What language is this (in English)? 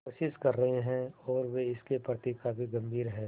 Hindi